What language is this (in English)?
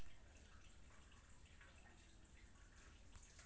Maithili